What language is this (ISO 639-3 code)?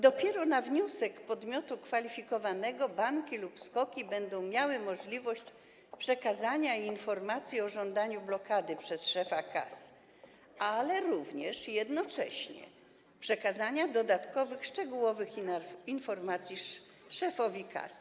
pol